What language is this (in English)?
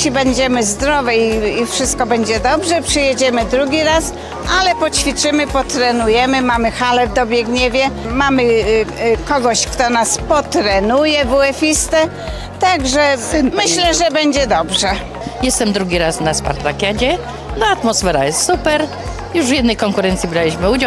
Polish